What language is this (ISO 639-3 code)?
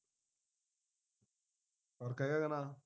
pan